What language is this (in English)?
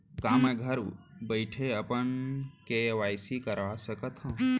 Chhattisgarhi